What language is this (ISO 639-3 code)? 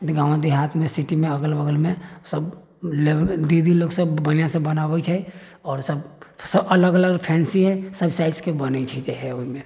mai